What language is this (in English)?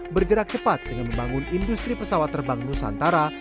Indonesian